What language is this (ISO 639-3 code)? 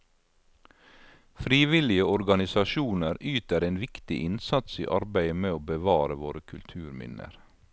nor